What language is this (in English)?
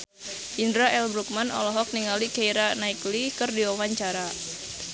Sundanese